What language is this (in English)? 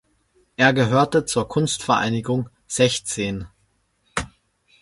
German